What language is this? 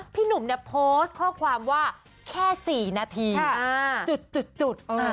Thai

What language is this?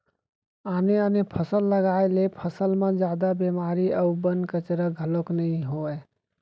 Chhattisgarhi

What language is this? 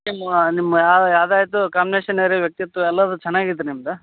Kannada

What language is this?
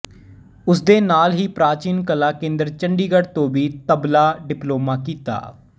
Punjabi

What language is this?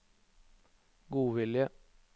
Norwegian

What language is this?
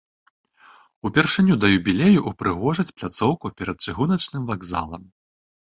Belarusian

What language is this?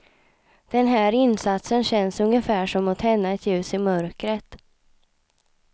Swedish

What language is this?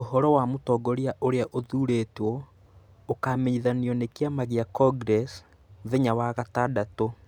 Kikuyu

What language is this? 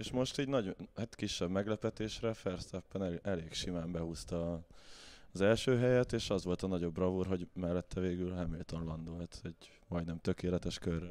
Hungarian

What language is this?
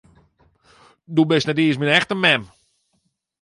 Western Frisian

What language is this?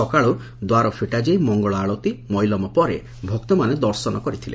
Odia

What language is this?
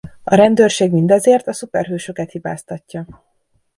Hungarian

